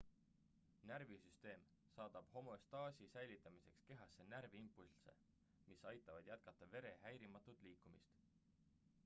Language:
Estonian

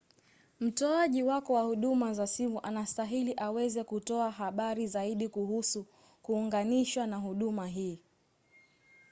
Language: Swahili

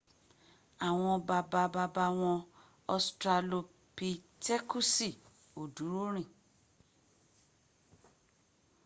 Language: Yoruba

